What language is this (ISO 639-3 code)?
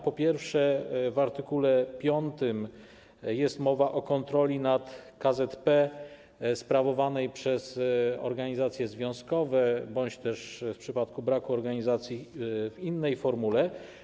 pol